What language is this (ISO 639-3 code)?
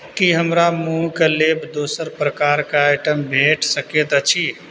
mai